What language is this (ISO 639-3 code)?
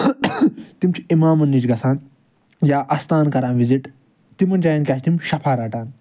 kas